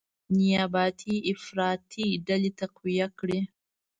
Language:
Pashto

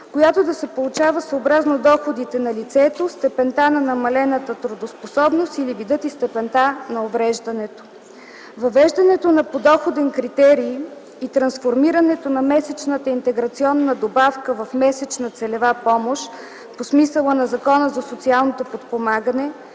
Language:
Bulgarian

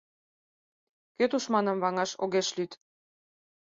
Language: Mari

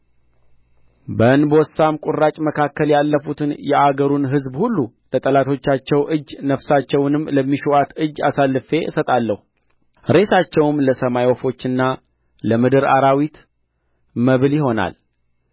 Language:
Amharic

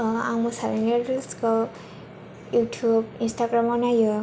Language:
Bodo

